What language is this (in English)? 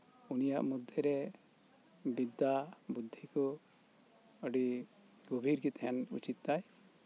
Santali